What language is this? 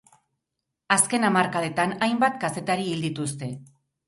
Basque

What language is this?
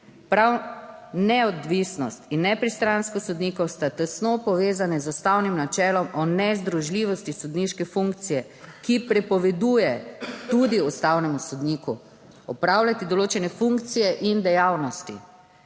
Slovenian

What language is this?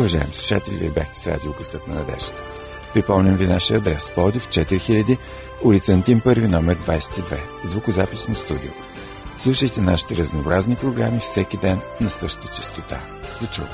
Bulgarian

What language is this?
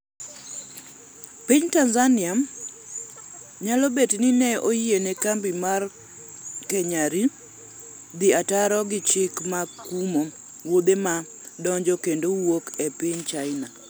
Luo (Kenya and Tanzania)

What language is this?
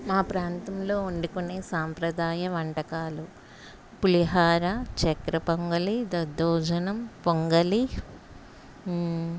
Telugu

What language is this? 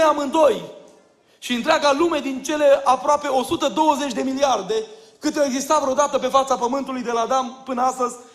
Romanian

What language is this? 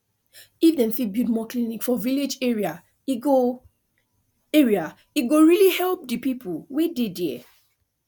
Nigerian Pidgin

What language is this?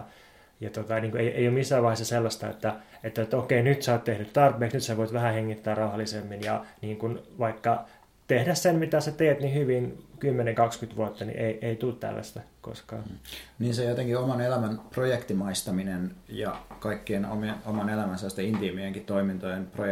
Finnish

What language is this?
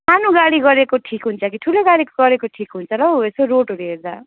Nepali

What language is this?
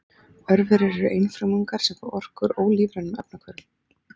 Icelandic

